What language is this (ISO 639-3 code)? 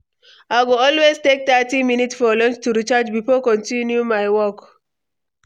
pcm